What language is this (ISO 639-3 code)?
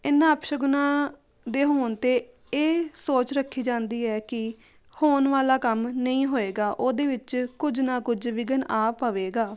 pan